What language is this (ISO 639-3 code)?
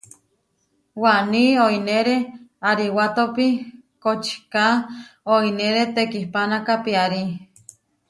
var